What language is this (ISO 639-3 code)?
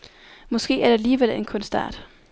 dan